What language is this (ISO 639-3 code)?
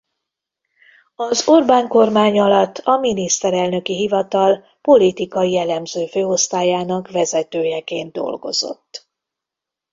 hun